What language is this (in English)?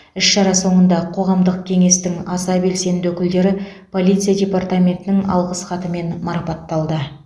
Kazakh